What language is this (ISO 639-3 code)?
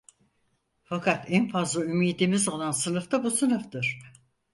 tur